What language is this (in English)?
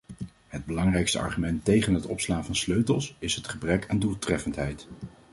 Dutch